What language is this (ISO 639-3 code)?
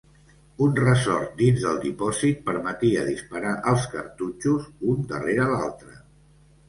cat